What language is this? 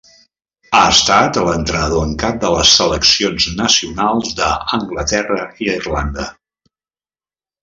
Catalan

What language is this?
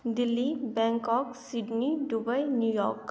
Maithili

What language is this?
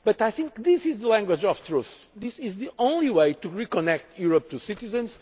English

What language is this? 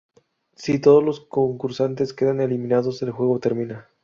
Spanish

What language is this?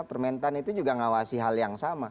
Indonesian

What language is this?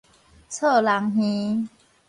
Min Nan Chinese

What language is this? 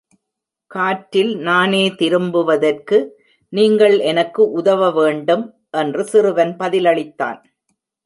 Tamil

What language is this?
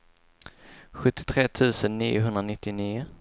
Swedish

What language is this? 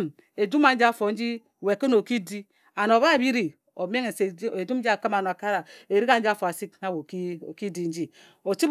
Ejagham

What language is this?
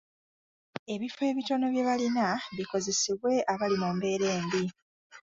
Ganda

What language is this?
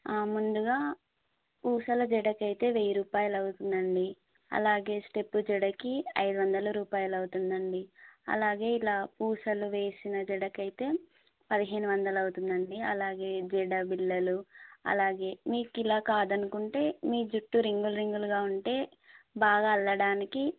Telugu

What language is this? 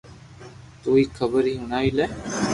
Loarki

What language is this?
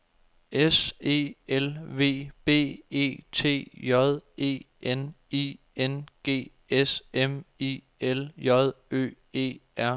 Danish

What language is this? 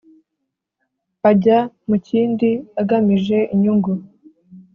Kinyarwanda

